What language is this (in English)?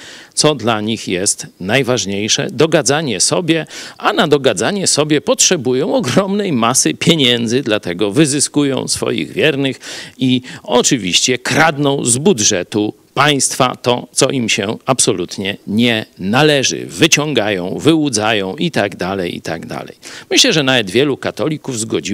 Polish